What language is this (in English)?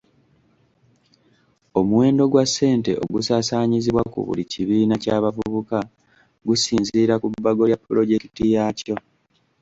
Ganda